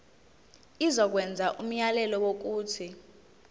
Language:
Zulu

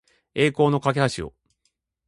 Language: Japanese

